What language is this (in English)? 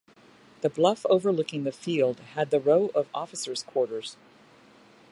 English